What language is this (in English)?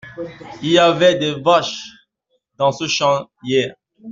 French